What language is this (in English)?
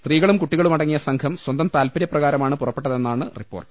Malayalam